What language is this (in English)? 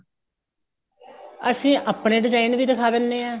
Punjabi